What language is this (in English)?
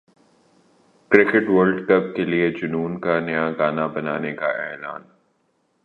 Urdu